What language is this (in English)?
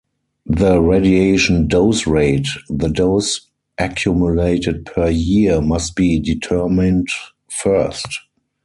English